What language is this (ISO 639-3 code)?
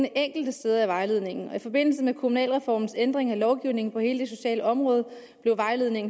dan